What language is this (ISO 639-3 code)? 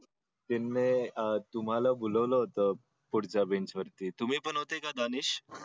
mar